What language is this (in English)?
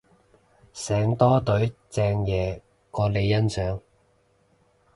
Cantonese